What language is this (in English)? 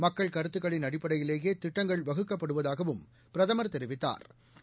Tamil